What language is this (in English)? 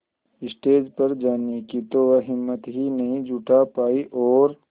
Hindi